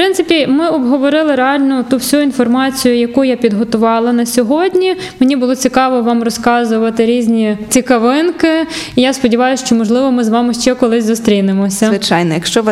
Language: Ukrainian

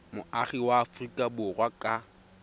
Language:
Tswana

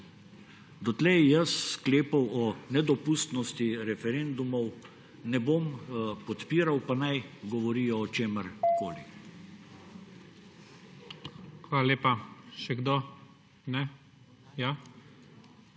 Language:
Slovenian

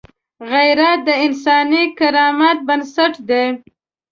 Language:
Pashto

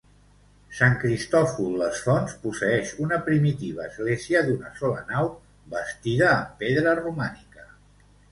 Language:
Catalan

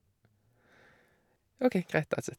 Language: Norwegian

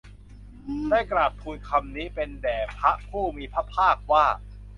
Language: Thai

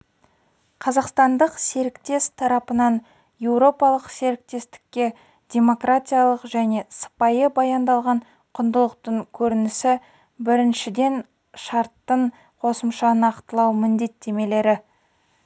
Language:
Kazakh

